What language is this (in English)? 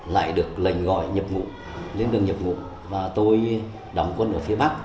Vietnamese